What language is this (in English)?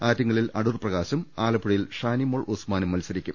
Malayalam